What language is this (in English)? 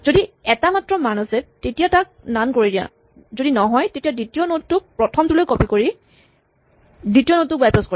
Assamese